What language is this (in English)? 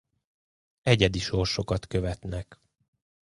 Hungarian